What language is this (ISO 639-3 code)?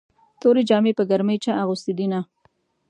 pus